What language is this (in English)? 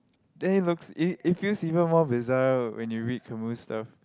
English